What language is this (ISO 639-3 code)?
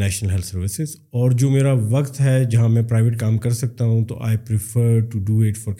urd